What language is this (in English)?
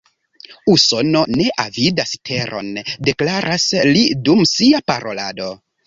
Esperanto